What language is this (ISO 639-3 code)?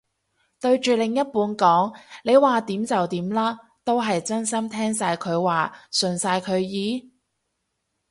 yue